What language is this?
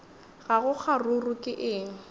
Northern Sotho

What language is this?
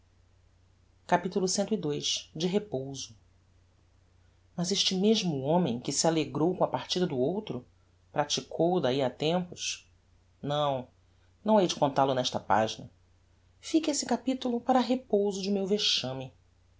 Portuguese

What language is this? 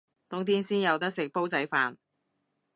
Cantonese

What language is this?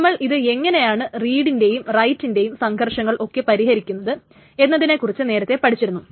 Malayalam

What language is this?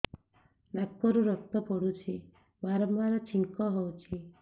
Odia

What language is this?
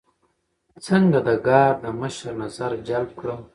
Pashto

